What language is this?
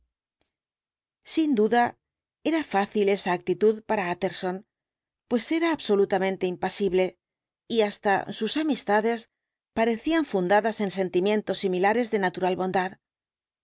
Spanish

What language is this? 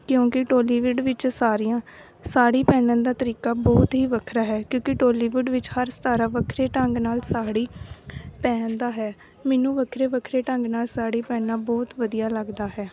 Punjabi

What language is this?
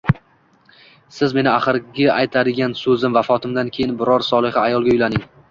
Uzbek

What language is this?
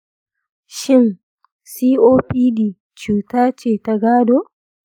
Hausa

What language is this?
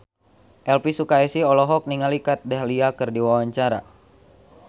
Sundanese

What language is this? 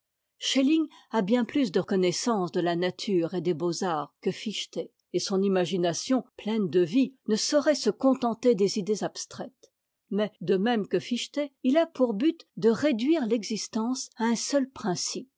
French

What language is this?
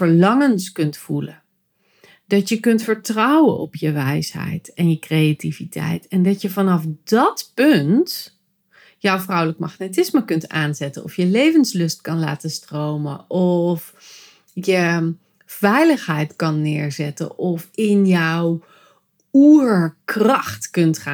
Dutch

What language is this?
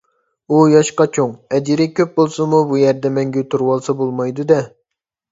Uyghur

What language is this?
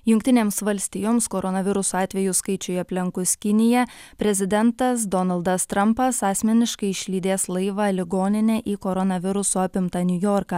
Lithuanian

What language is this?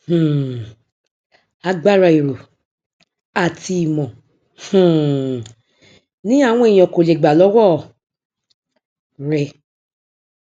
Yoruba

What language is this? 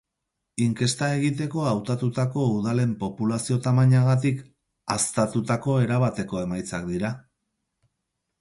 Basque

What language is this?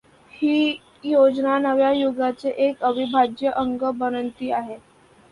Marathi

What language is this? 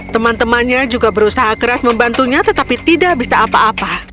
Indonesian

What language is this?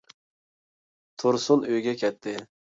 Uyghur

